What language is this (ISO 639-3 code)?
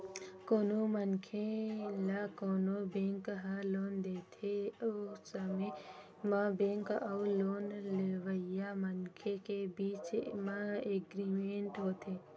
hne